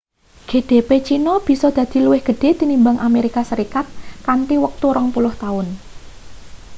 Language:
Javanese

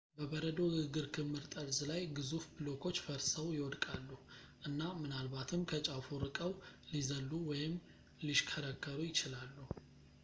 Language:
Amharic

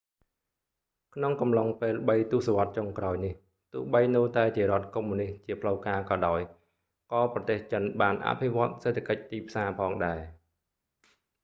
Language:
Khmer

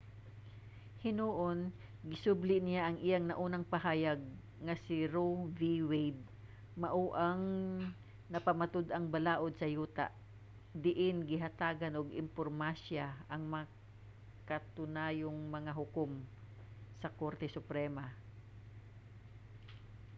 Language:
Cebuano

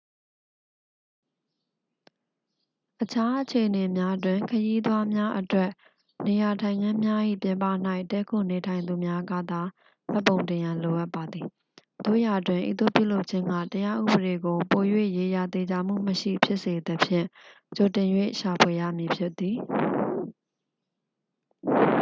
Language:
Burmese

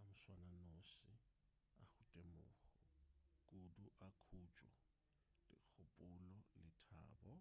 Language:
Northern Sotho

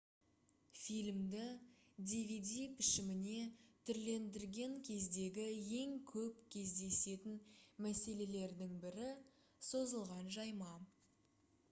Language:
Kazakh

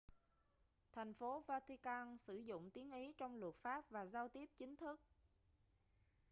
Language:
Vietnamese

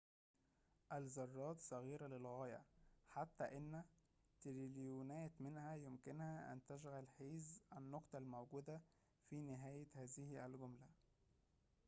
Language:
Arabic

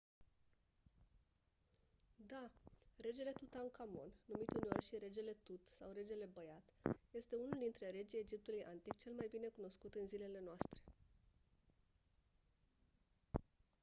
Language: Romanian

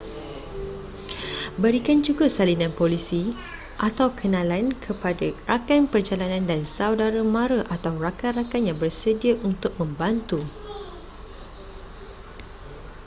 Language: Malay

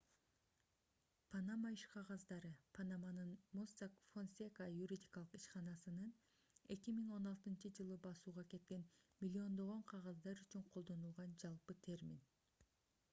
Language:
Kyrgyz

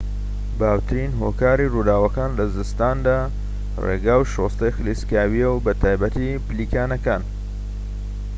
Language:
Central Kurdish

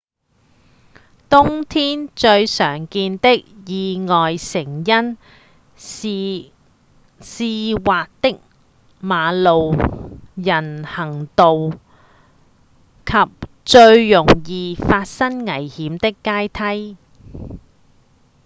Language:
Cantonese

